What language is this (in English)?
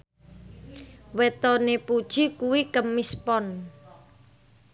Javanese